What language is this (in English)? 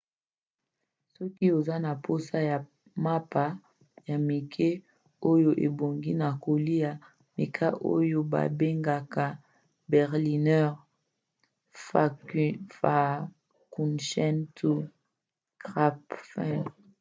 Lingala